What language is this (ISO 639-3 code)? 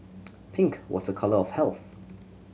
eng